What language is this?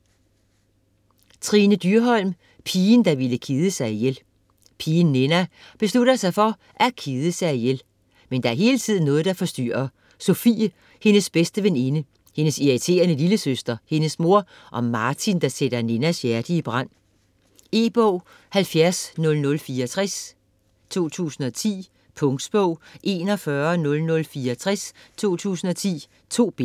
Danish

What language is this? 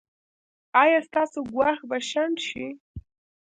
Pashto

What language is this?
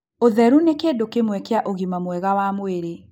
Kikuyu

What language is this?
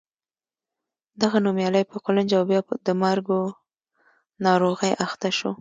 Pashto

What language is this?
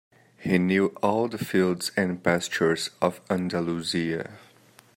English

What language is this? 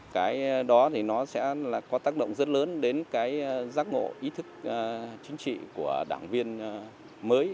Vietnamese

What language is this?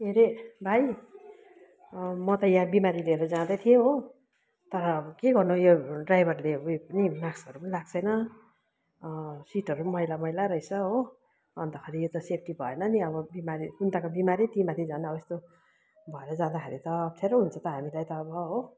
Nepali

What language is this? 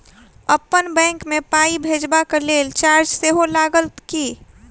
Maithili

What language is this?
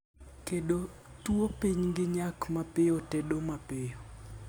Luo (Kenya and Tanzania)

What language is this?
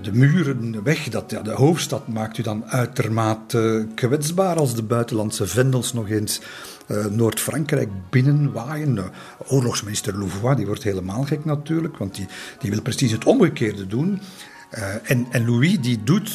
Dutch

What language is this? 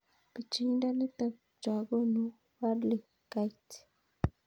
Kalenjin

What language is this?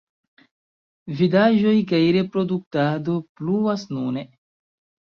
Esperanto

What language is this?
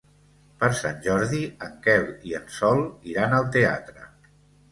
Catalan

